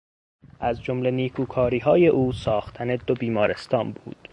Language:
Persian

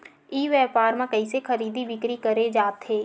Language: Chhattisgarhi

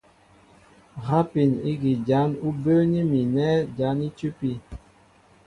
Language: Mbo (Cameroon)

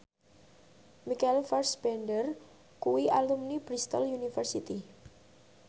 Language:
Javanese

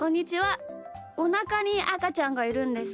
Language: Japanese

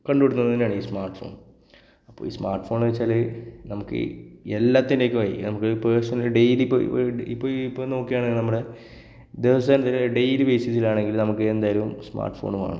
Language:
Malayalam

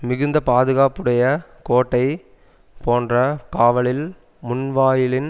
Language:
Tamil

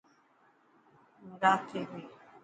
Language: Dhatki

